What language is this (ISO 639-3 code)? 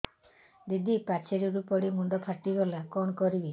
ori